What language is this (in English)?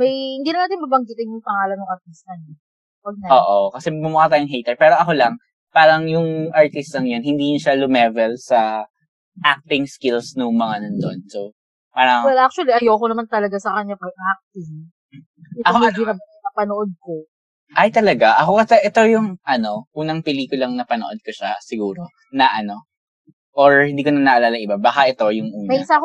Filipino